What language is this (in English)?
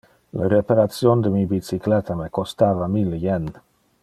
Interlingua